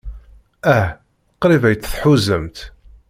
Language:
Kabyle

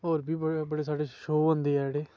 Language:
Dogri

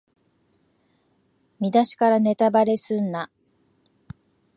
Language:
Japanese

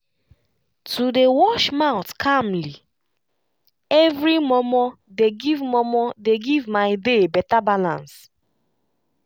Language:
Nigerian Pidgin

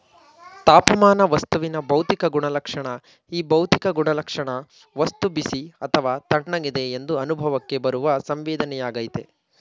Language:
Kannada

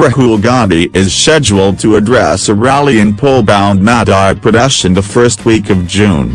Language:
English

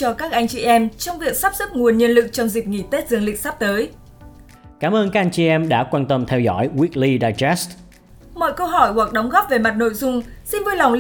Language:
Vietnamese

